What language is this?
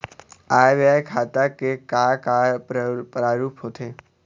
Chhattisgarhi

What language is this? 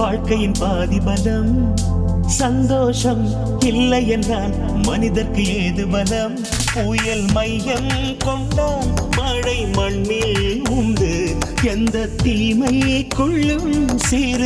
Korean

